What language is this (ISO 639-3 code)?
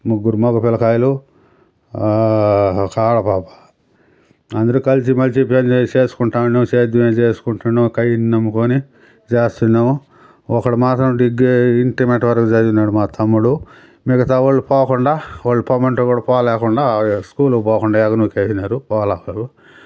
tel